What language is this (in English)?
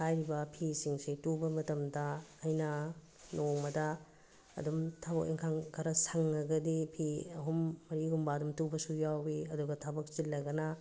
Manipuri